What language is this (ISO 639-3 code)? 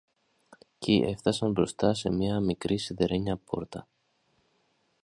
ell